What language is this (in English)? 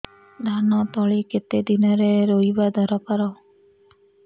Odia